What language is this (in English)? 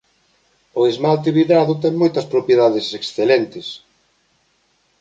Galician